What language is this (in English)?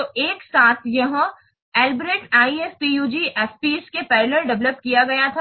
Hindi